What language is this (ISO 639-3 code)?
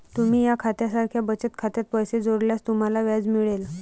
mar